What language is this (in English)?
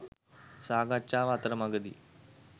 Sinhala